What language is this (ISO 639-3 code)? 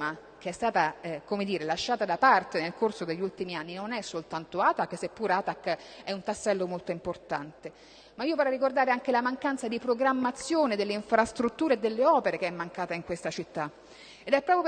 ita